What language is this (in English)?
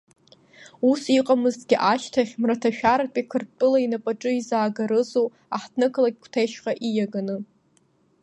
Abkhazian